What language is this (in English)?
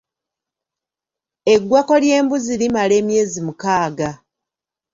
Ganda